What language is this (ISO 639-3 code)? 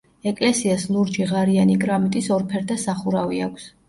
kat